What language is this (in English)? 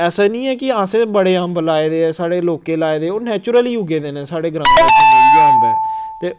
Dogri